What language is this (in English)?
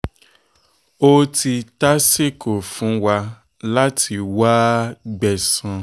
Yoruba